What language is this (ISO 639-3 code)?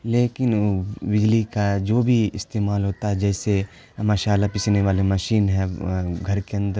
urd